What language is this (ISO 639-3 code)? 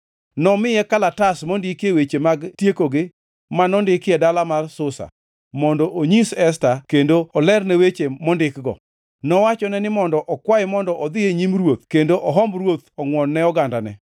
luo